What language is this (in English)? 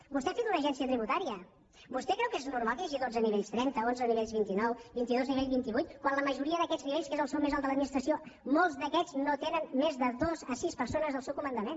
Catalan